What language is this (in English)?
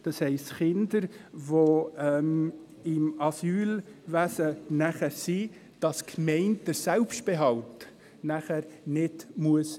Swiss German